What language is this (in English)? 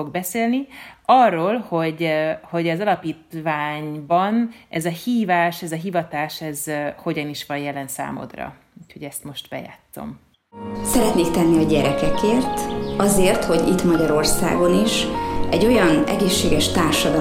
Hungarian